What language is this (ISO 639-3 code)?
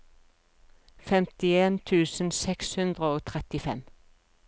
nor